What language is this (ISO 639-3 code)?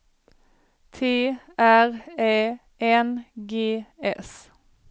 swe